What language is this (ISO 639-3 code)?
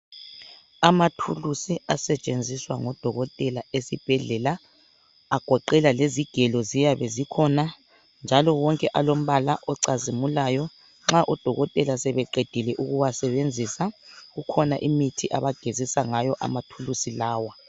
nde